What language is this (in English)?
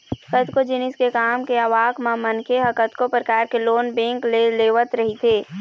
Chhattisgarhi